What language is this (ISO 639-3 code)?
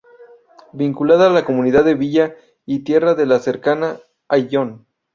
spa